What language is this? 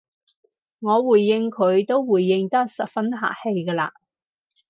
Cantonese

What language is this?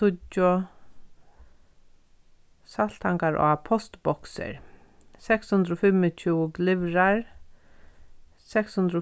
Faroese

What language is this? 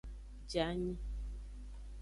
Aja (Benin)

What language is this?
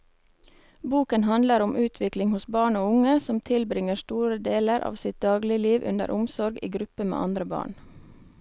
Norwegian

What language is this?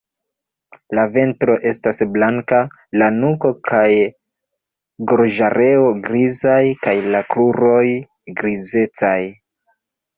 Esperanto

